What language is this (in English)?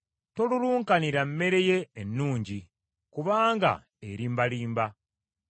Ganda